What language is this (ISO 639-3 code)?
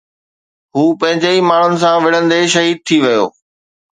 snd